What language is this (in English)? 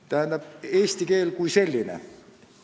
Estonian